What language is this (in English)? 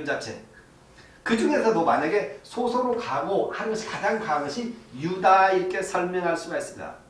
Korean